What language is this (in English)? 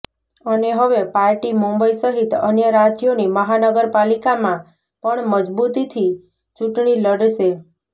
Gujarati